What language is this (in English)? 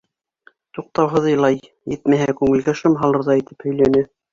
Bashkir